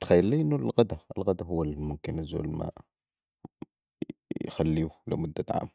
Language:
Sudanese Arabic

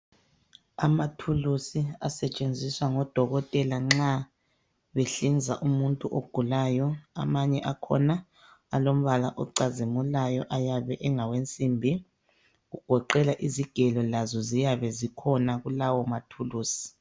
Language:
North Ndebele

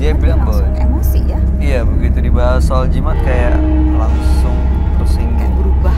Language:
Indonesian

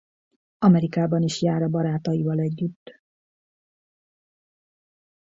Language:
Hungarian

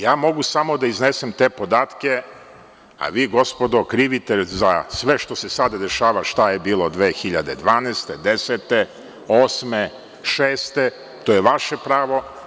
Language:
Serbian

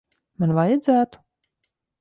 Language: Latvian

